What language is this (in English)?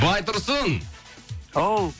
Kazakh